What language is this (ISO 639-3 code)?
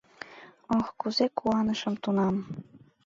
chm